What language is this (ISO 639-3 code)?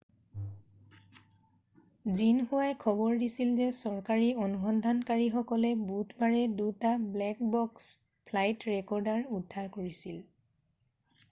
asm